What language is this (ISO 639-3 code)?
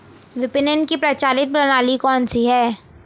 hin